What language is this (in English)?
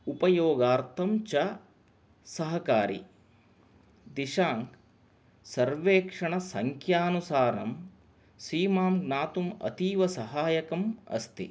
Sanskrit